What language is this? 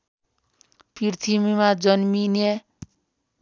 Nepali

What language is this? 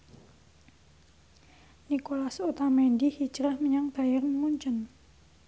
Javanese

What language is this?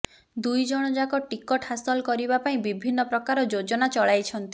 Odia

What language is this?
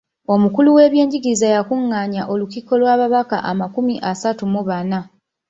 Ganda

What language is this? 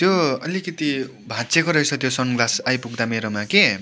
Nepali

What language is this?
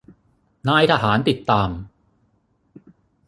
Thai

